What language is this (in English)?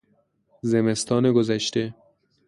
Persian